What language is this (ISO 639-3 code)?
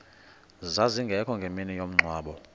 xho